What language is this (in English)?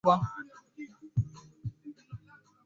Swahili